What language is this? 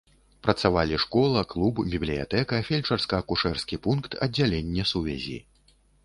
Belarusian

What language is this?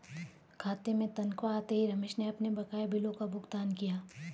Hindi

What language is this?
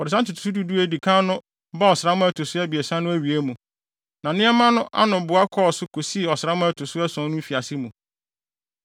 Akan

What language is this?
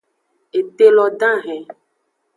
Aja (Benin)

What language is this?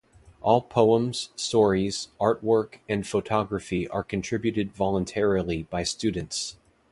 English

